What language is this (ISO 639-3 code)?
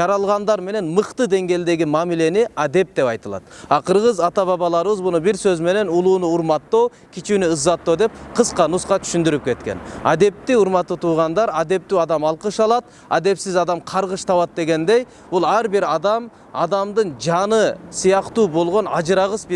tur